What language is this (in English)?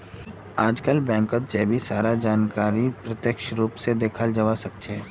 Magahi